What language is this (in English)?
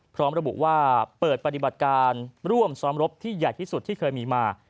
Thai